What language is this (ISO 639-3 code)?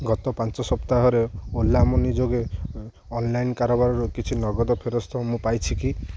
ori